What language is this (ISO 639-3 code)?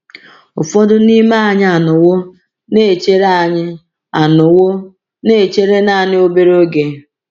ibo